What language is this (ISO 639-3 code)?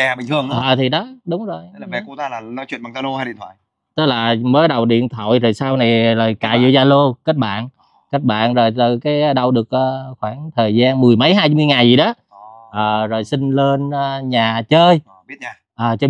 vie